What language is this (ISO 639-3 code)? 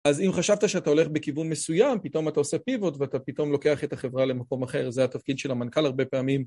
heb